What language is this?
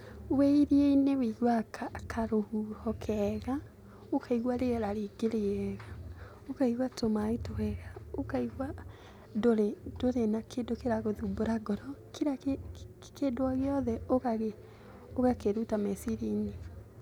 Kikuyu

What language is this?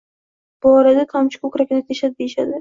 Uzbek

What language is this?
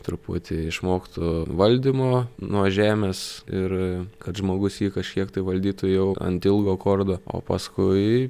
Lithuanian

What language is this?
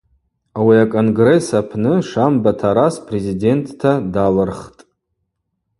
Abaza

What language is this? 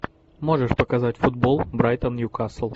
Russian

